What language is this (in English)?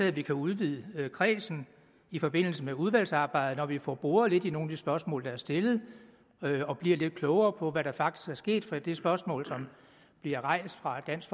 Danish